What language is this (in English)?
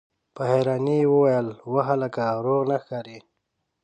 Pashto